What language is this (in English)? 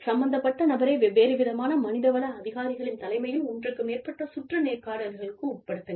Tamil